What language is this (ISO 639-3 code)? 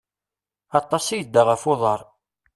kab